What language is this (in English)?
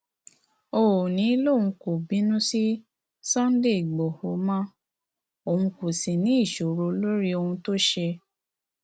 Yoruba